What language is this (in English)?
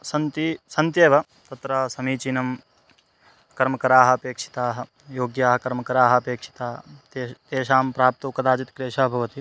Sanskrit